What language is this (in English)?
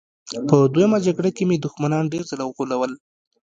Pashto